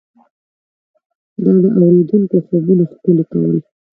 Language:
Pashto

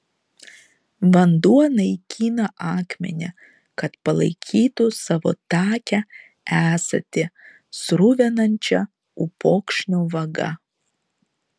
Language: Lithuanian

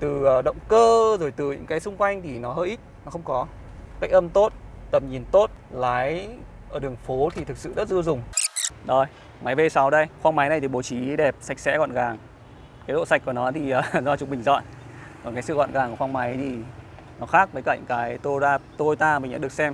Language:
Vietnamese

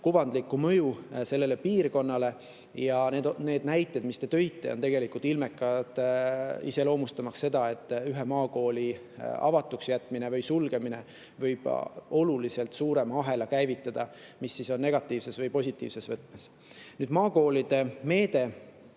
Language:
Estonian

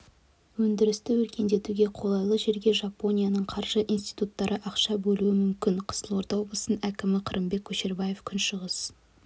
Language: Kazakh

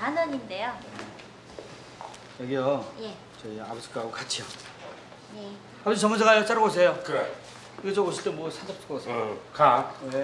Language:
Korean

